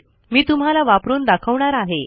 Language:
Marathi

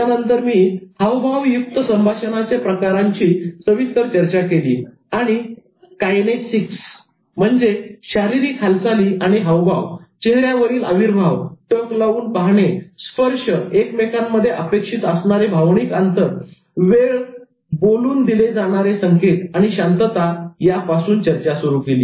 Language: Marathi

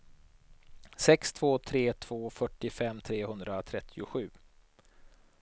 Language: Swedish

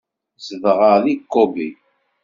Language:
Kabyle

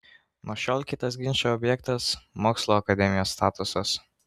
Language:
Lithuanian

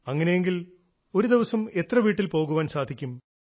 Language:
Malayalam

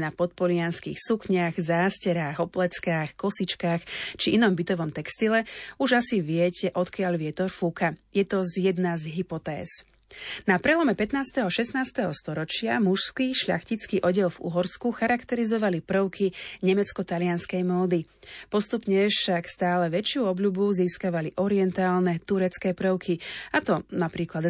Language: Slovak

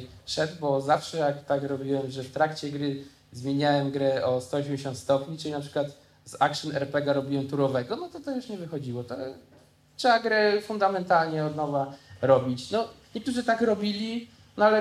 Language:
Polish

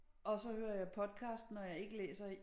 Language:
Danish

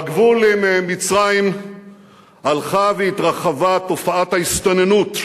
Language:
Hebrew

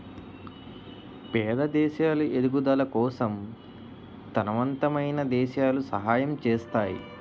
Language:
Telugu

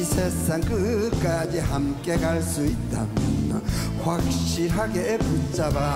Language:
Korean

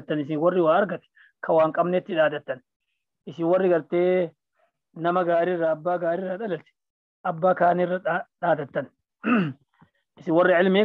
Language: Arabic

